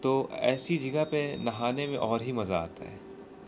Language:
Urdu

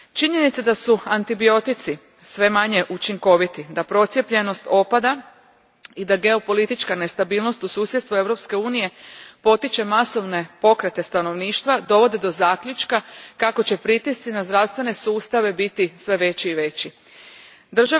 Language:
Croatian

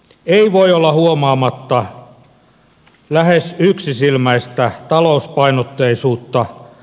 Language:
Finnish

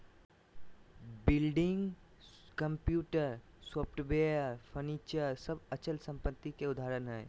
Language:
Magahi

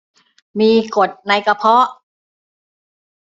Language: Thai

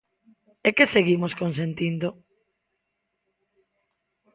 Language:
Galician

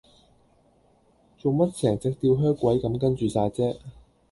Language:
Cantonese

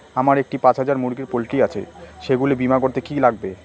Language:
Bangla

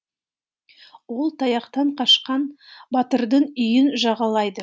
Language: Kazakh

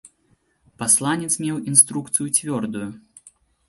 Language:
Belarusian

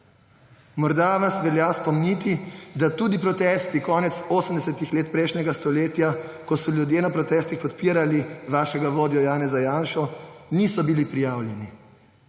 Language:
Slovenian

